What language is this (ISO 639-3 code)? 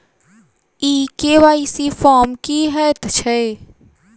mai